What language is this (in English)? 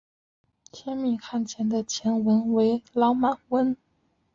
Chinese